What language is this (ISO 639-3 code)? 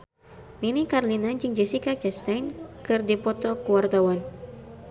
sun